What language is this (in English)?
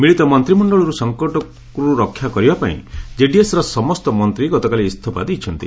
Odia